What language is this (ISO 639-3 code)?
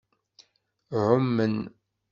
kab